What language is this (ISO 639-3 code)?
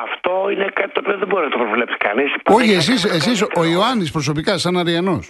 ell